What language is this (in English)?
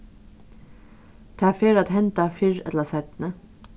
Faroese